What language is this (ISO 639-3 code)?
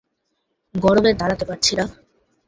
ben